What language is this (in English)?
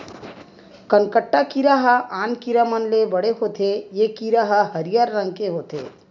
Chhattisgarhi